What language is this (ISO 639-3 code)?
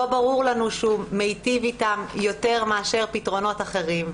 heb